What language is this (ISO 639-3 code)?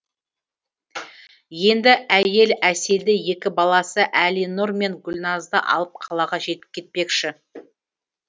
kaz